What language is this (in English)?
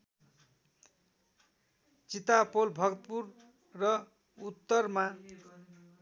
Nepali